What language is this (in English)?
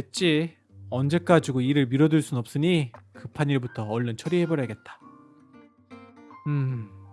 Korean